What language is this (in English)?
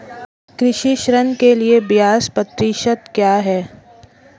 Hindi